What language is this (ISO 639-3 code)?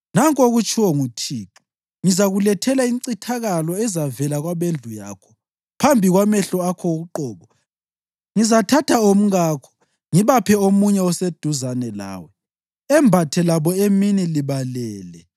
nde